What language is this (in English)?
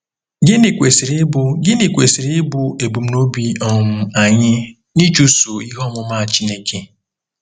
Igbo